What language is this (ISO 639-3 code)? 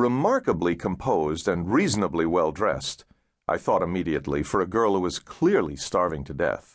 eng